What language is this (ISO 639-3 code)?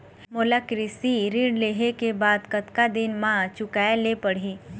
hne